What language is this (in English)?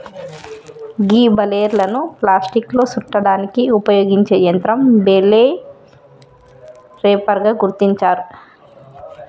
Telugu